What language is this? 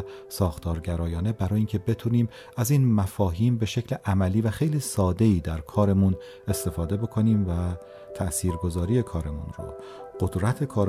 Persian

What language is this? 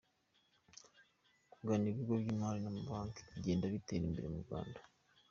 Kinyarwanda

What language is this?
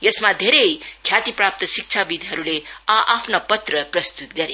Nepali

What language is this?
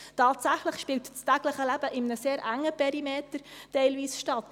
Swiss German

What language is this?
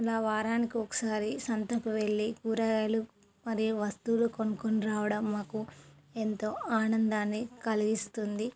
Telugu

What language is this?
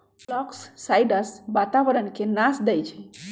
Magahi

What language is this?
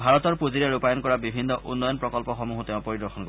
Assamese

